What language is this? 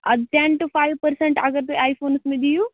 Kashmiri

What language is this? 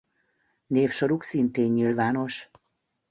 Hungarian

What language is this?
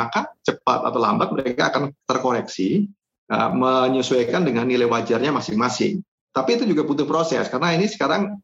Indonesian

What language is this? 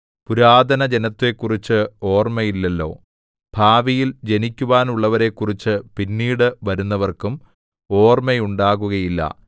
Malayalam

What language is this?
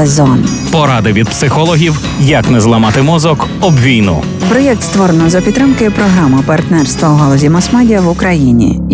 Ukrainian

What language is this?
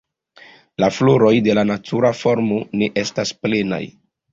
Esperanto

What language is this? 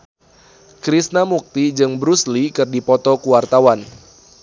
Sundanese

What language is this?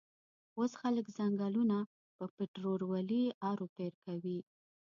Pashto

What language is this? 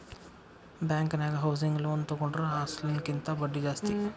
Kannada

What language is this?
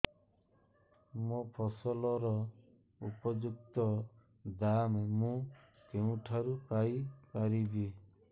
Odia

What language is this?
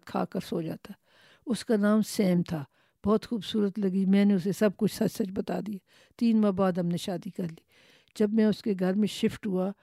Urdu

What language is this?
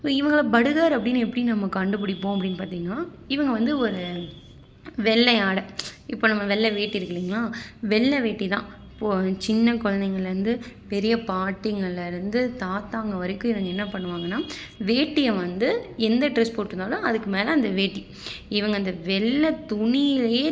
Tamil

